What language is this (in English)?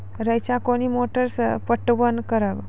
Maithili